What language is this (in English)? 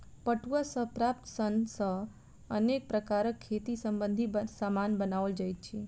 Maithili